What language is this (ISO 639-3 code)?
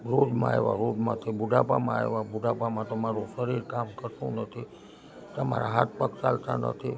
guj